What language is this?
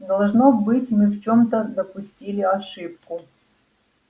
Russian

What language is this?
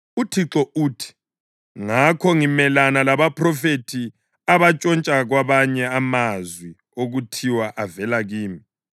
North Ndebele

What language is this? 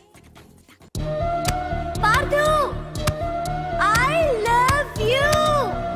Telugu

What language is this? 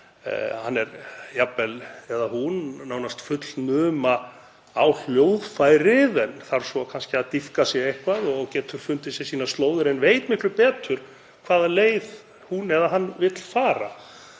Icelandic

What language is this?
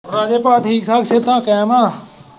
Punjabi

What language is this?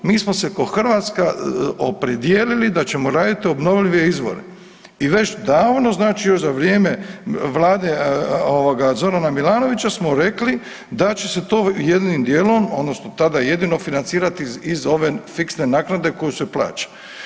Croatian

